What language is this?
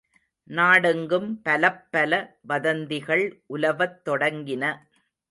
Tamil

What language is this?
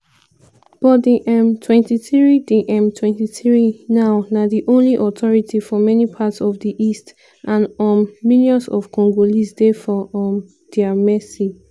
Nigerian Pidgin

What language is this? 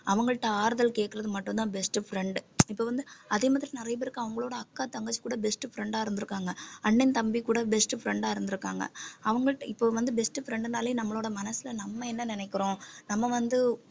Tamil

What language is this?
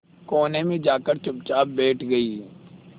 Hindi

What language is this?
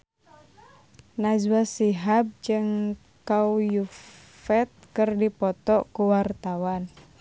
Sundanese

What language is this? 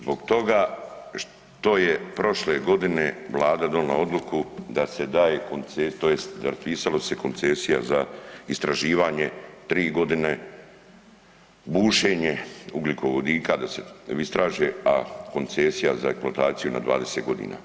Croatian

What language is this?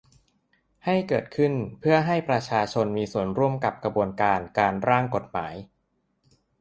Thai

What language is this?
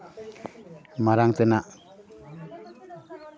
Santali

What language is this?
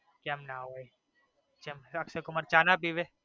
Gujarati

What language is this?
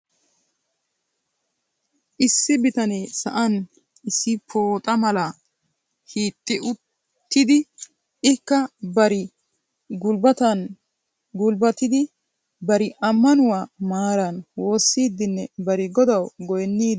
Wolaytta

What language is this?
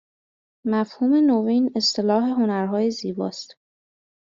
Persian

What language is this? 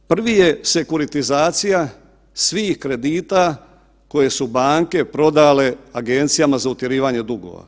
Croatian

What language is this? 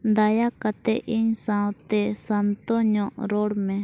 Santali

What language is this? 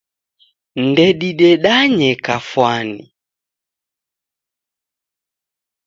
Taita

